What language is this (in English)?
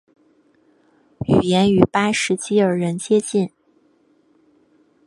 Chinese